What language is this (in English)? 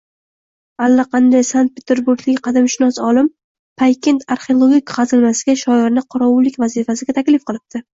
Uzbek